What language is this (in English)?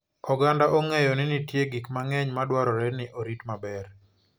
Luo (Kenya and Tanzania)